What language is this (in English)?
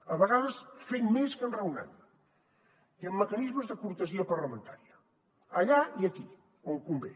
Catalan